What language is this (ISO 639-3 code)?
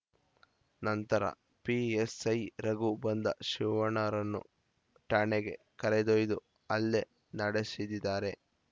kan